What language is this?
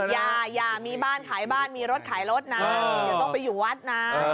Thai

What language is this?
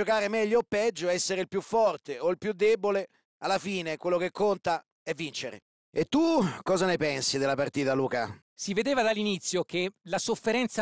Italian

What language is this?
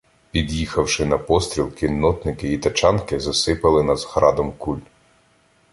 Ukrainian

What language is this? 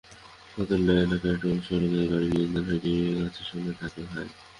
Bangla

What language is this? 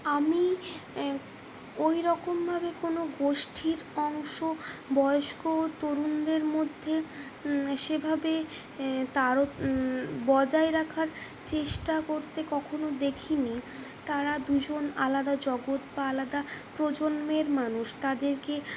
Bangla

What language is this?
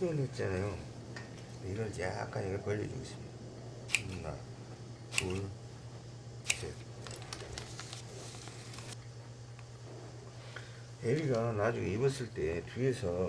Korean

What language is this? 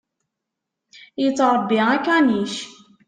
Kabyle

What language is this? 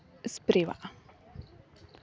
Santali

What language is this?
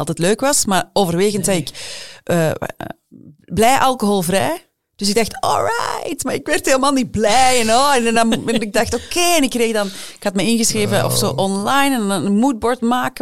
Dutch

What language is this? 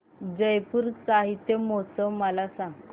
Marathi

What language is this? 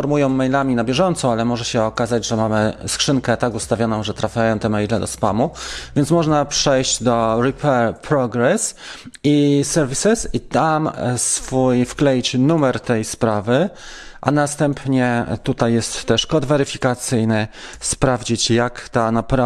Polish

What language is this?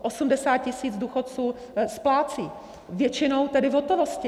Czech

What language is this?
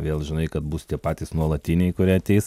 Lithuanian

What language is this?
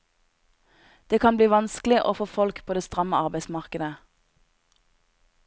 Norwegian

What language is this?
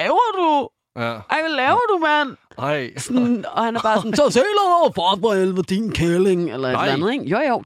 Danish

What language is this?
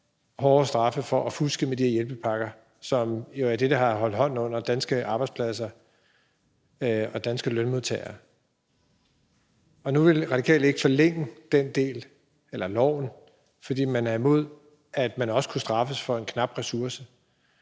Danish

